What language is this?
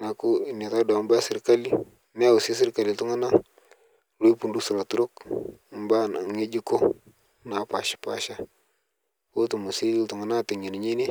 Masai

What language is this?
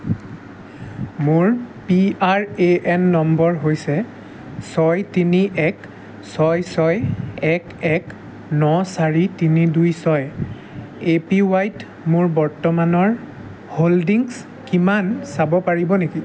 Assamese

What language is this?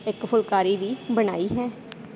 Punjabi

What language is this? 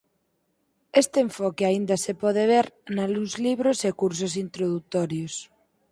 Galician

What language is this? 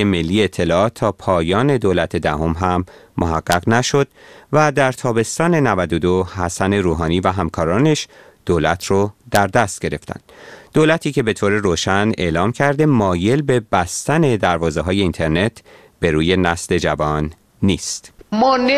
Persian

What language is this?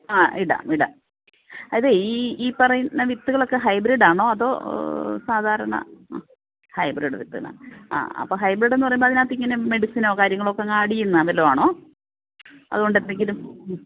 Malayalam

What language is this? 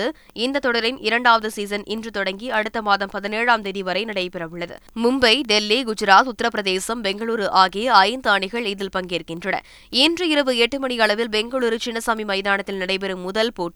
Tamil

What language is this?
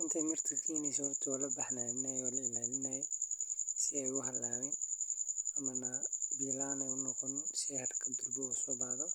Somali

